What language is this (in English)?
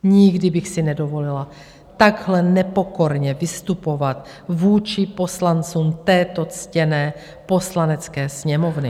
Czech